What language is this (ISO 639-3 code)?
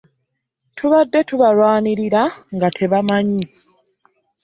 lug